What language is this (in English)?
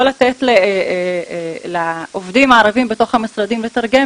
Hebrew